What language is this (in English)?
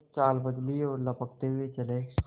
Hindi